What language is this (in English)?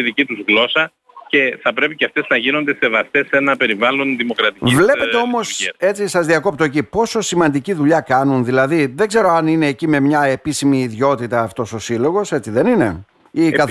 Greek